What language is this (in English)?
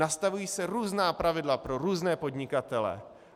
Czech